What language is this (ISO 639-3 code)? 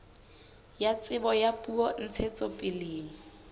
sot